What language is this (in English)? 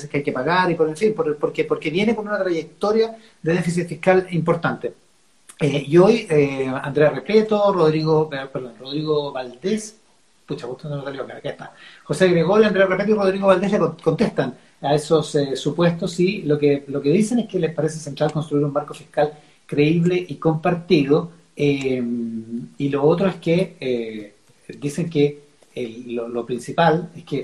Spanish